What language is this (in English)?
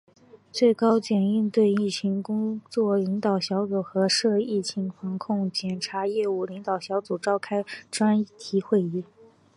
Chinese